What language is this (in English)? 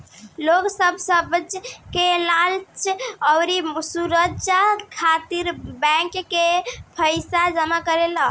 Bhojpuri